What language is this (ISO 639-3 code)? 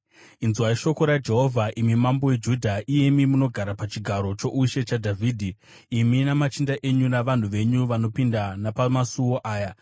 sna